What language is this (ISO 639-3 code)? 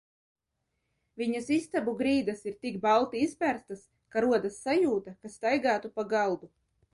lav